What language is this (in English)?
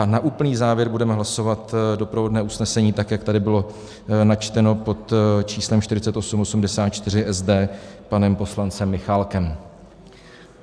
Czech